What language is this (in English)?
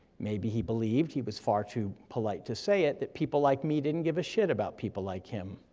English